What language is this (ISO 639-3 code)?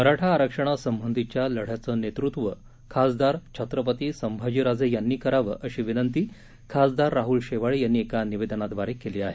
mar